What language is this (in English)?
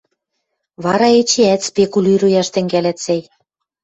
Western Mari